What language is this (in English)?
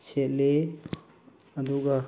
Manipuri